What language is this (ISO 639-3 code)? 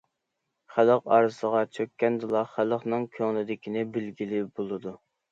uig